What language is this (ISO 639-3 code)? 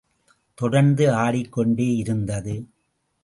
tam